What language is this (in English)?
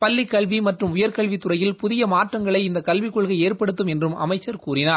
Tamil